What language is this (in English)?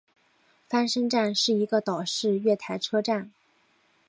Chinese